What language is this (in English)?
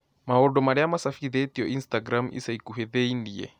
Kikuyu